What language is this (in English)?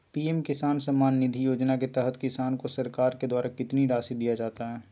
Magahi